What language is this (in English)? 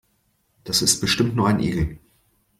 German